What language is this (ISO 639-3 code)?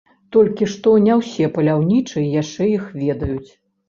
bel